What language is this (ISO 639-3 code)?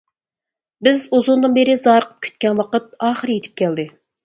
uig